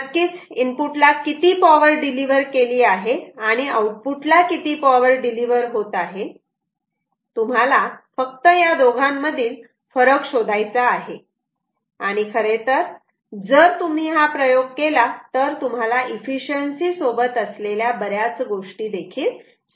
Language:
Marathi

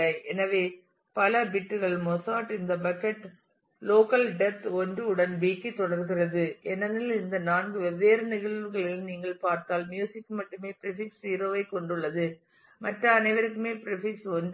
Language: Tamil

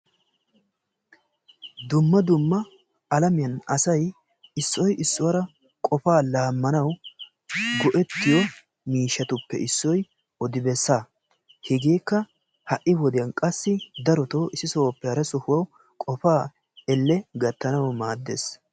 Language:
Wolaytta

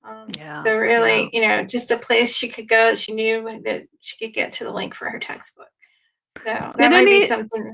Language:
English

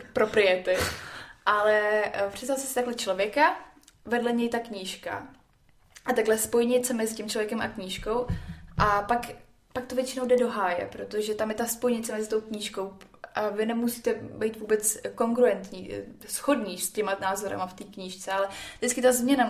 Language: Czech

